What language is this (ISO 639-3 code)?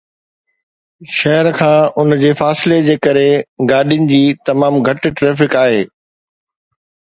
snd